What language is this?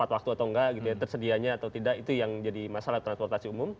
Indonesian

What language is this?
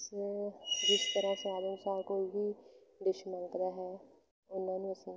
Punjabi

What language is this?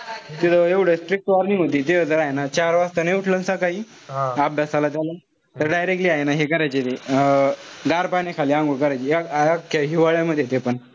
Marathi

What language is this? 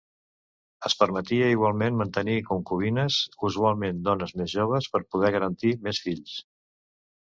Catalan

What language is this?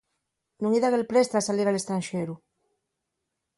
Asturian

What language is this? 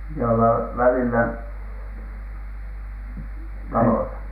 Finnish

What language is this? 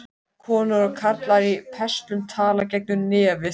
Icelandic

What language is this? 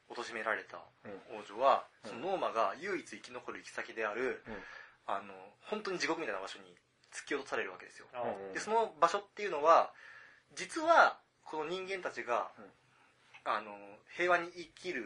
Japanese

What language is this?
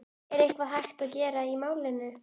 Icelandic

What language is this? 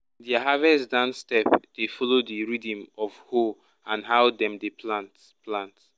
Nigerian Pidgin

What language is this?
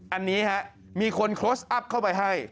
Thai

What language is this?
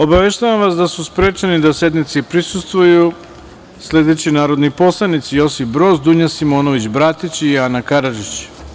Serbian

